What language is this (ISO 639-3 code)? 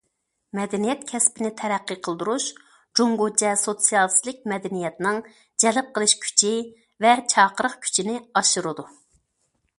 uig